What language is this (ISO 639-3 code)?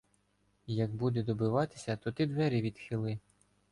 ukr